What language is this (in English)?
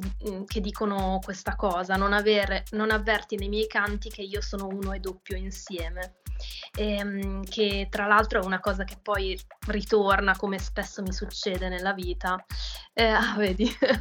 Italian